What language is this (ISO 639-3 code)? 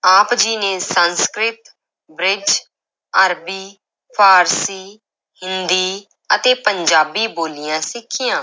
pan